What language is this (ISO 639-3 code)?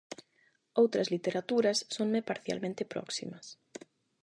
glg